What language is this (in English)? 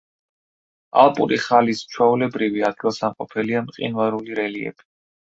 Georgian